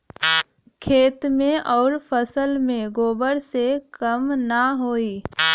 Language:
Bhojpuri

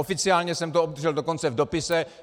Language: Czech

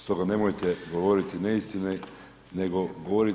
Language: Croatian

